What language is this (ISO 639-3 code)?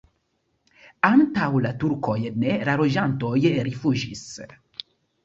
epo